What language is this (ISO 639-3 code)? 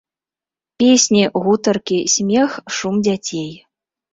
bel